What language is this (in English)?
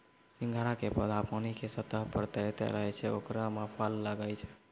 Maithili